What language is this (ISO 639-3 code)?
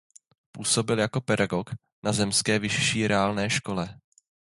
ces